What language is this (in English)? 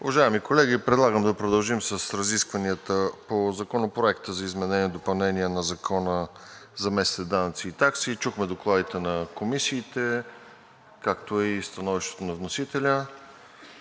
Bulgarian